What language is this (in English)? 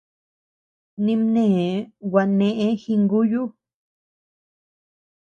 Tepeuxila Cuicatec